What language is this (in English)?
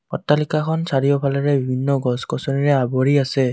Assamese